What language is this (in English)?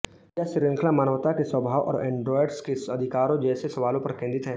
Hindi